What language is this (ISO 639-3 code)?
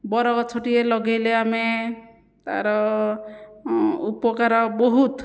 ori